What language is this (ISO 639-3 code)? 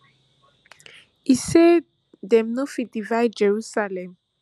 pcm